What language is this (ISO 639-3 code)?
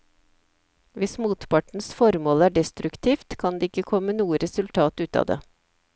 nor